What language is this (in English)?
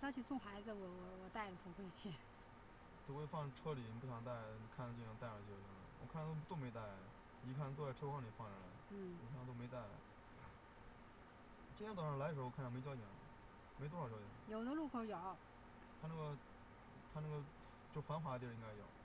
Chinese